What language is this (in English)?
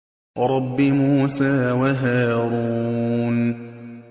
Arabic